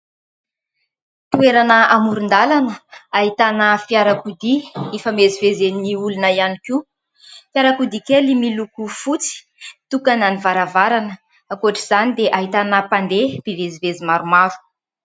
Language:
Malagasy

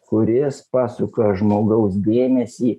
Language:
Lithuanian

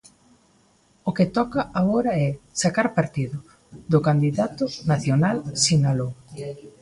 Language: Galician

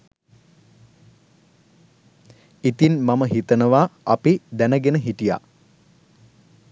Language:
Sinhala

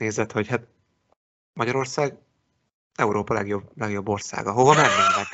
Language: Hungarian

